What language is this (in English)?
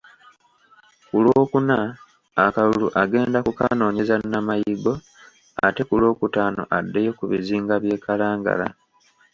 Ganda